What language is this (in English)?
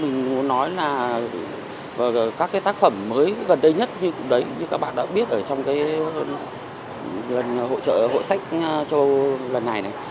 Vietnamese